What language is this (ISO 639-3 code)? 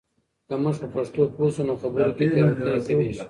pus